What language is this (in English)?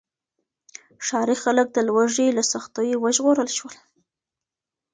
Pashto